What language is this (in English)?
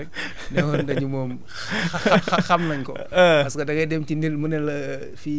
Wolof